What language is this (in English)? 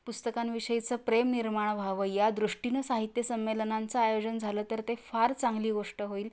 Marathi